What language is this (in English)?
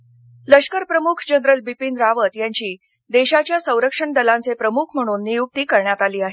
Marathi